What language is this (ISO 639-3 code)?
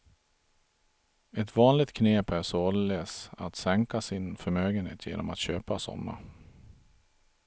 swe